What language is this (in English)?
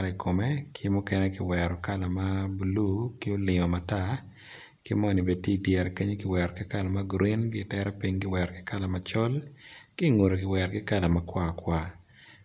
Acoli